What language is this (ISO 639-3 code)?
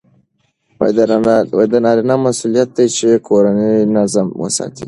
pus